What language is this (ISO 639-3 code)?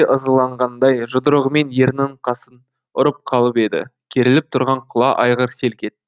kaz